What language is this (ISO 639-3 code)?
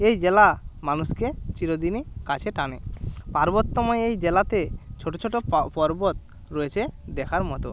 ben